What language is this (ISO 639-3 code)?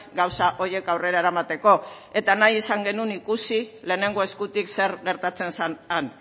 eus